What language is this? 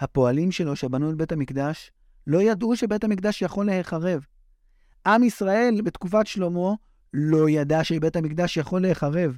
Hebrew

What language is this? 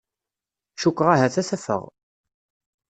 Kabyle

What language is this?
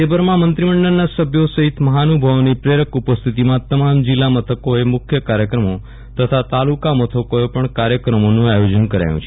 Gujarati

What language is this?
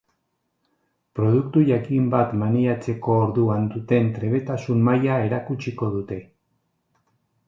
Basque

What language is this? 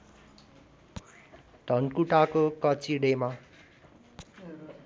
Nepali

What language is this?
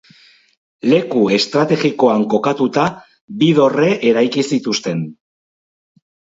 Basque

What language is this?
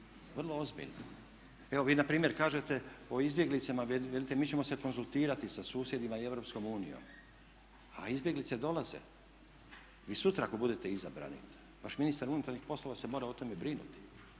Croatian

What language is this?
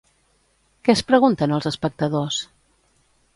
Catalan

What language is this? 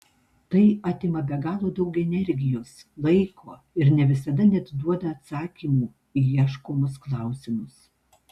Lithuanian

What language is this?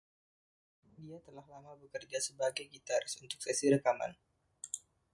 Indonesian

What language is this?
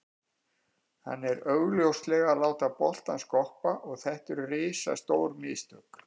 Icelandic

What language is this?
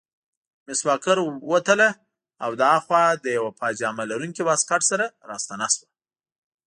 Pashto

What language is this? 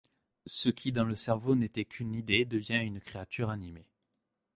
French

